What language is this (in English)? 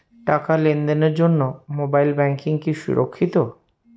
Bangla